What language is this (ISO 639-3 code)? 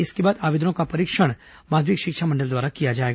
hin